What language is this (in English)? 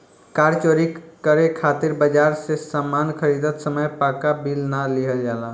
Bhojpuri